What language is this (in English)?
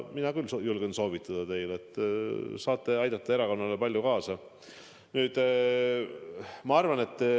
Estonian